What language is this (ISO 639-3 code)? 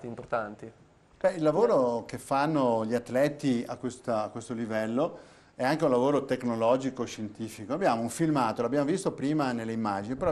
ita